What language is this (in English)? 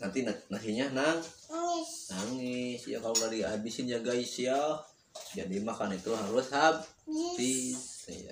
Indonesian